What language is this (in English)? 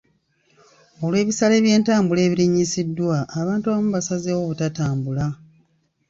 Ganda